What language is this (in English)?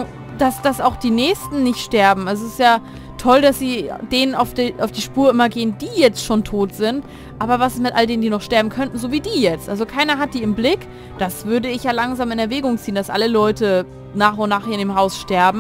German